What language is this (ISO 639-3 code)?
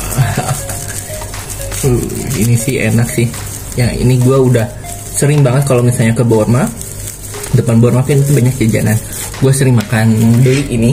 ind